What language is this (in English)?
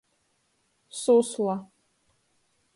Latgalian